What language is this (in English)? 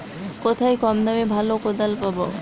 Bangla